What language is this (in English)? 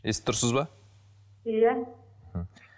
Kazakh